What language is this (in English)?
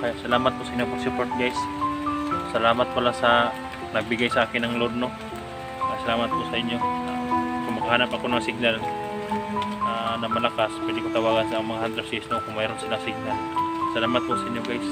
Filipino